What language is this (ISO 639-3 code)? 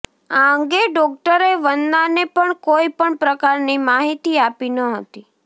guj